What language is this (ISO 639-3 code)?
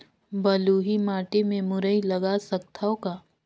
hne